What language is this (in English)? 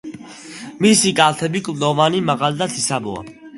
Georgian